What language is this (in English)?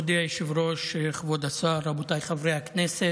Hebrew